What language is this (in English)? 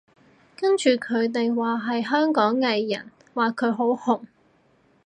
Cantonese